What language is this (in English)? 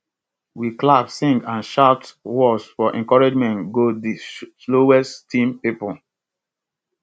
Nigerian Pidgin